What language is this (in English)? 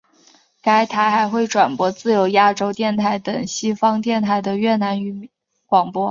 Chinese